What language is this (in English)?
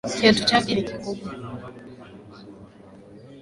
Swahili